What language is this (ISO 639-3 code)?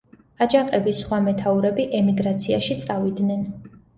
kat